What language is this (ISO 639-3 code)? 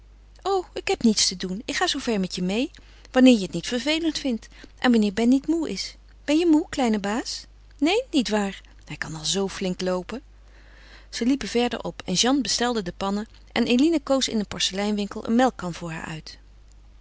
nld